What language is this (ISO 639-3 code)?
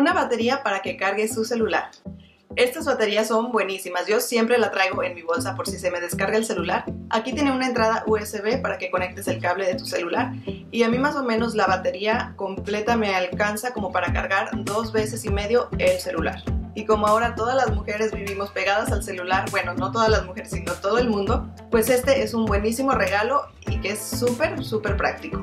spa